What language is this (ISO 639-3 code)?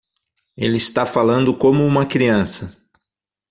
por